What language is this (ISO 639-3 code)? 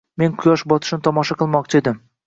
uzb